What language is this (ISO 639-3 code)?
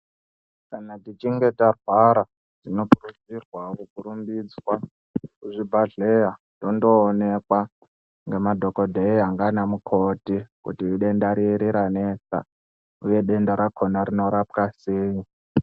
ndc